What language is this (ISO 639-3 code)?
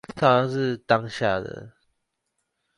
zho